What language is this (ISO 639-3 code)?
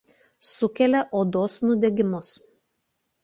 lit